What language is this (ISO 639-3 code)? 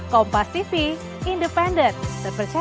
ind